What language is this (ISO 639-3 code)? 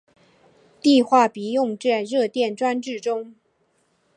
zho